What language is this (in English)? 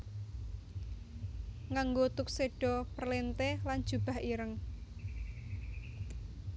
Javanese